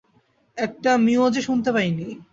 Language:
Bangla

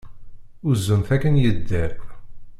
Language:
Kabyle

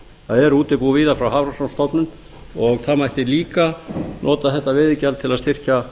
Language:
Icelandic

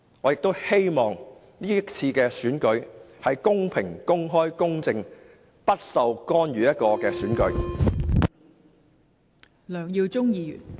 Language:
Cantonese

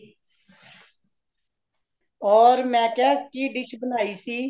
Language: Punjabi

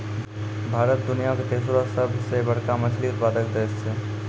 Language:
Maithili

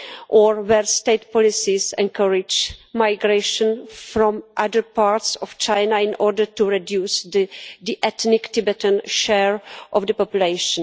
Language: English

